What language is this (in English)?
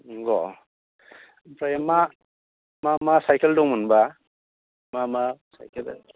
Bodo